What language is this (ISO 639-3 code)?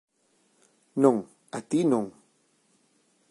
glg